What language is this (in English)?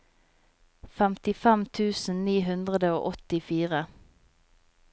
Norwegian